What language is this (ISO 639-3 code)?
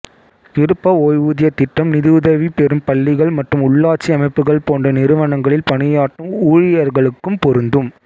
tam